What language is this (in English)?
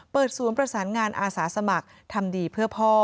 Thai